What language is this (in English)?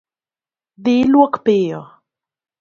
Luo (Kenya and Tanzania)